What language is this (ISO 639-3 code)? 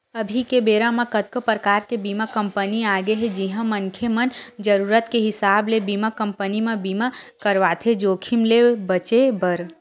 hne